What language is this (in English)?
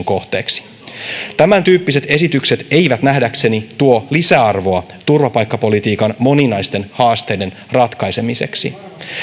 Finnish